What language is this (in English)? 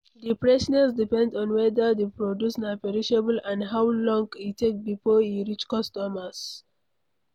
Nigerian Pidgin